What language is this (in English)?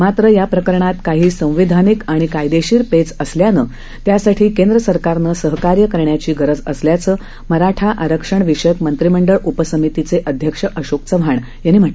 Marathi